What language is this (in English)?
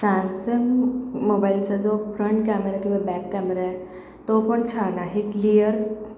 Marathi